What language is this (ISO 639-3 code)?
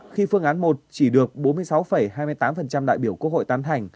vie